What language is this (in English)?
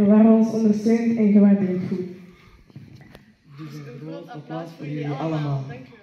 Dutch